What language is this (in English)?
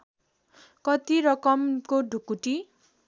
Nepali